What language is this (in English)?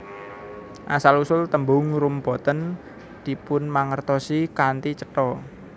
Javanese